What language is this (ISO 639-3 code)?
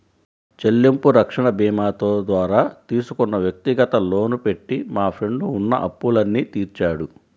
tel